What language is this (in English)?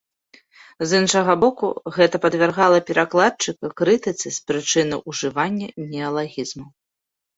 Belarusian